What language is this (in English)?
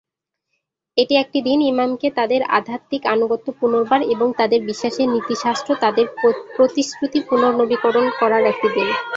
Bangla